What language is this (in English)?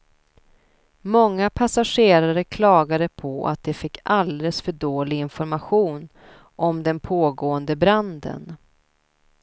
Swedish